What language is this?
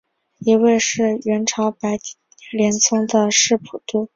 Chinese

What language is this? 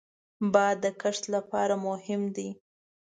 Pashto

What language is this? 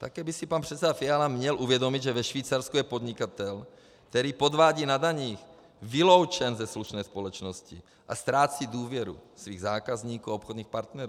Czech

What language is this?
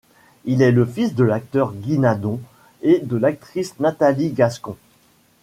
French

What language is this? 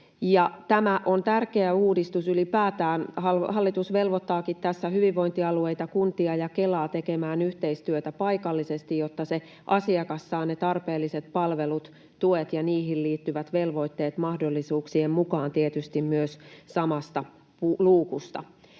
Finnish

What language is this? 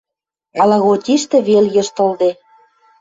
Western Mari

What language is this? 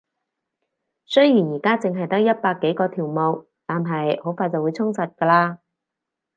Cantonese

